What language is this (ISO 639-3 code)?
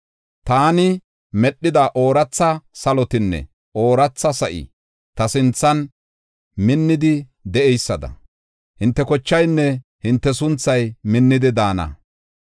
gof